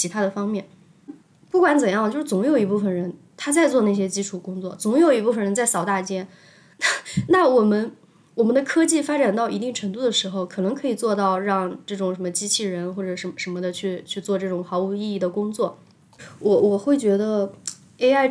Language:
Chinese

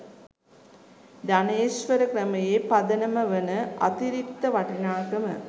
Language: Sinhala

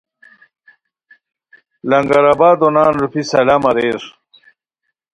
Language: Khowar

